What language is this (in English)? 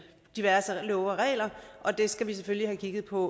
Danish